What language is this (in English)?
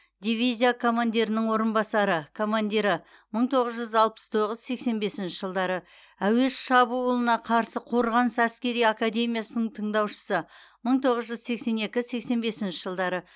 Kazakh